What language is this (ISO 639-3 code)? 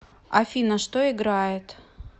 rus